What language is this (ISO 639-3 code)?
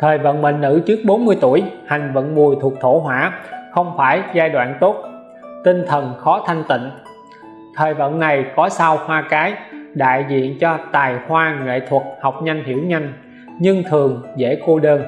vie